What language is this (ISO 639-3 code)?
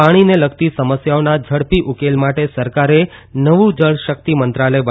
guj